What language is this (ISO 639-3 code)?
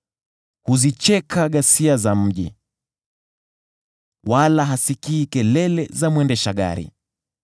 swa